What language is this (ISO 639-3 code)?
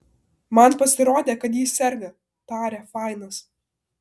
lit